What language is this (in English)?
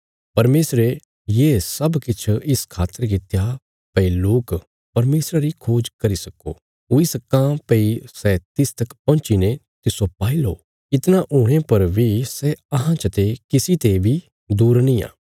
Bilaspuri